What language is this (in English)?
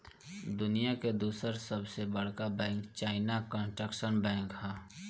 Bhojpuri